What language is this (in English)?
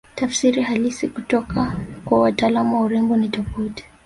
Swahili